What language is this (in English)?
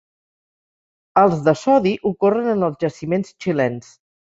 Catalan